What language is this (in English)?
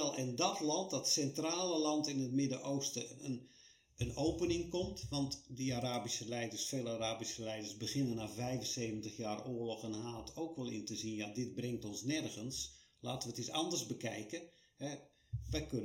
Dutch